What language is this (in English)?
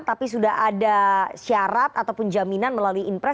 Indonesian